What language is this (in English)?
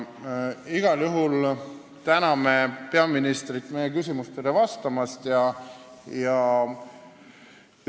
Estonian